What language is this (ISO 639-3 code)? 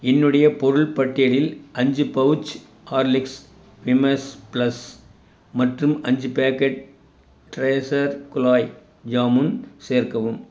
tam